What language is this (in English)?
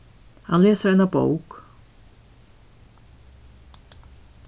Faroese